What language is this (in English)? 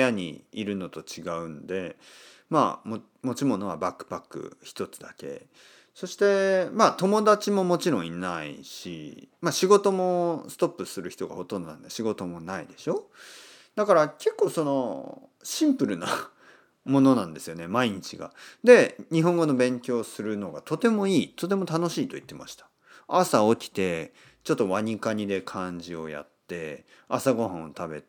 Japanese